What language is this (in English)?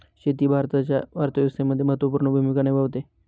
Marathi